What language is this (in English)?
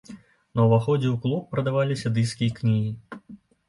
Belarusian